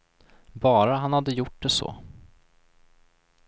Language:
Swedish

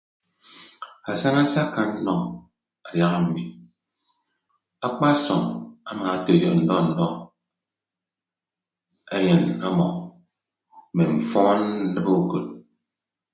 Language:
Ibibio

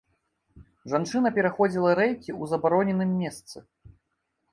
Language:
Belarusian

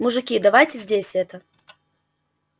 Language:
Russian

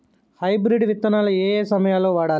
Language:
Telugu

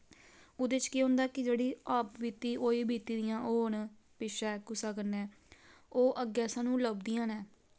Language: Dogri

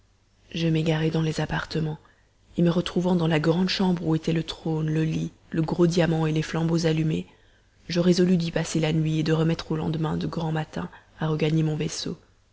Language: French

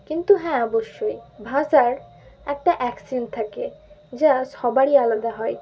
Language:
Bangla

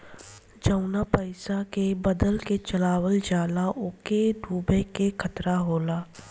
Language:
Bhojpuri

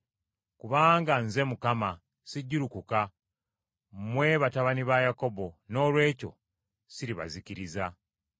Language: Ganda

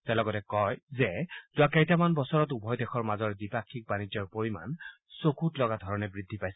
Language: Assamese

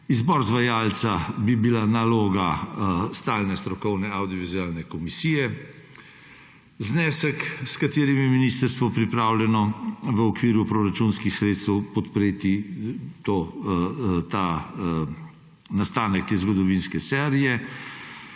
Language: Slovenian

